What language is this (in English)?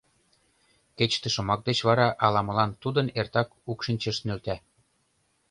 Mari